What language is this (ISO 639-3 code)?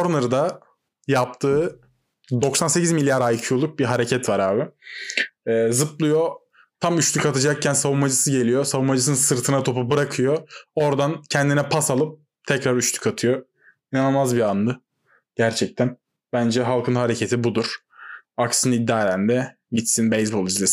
tur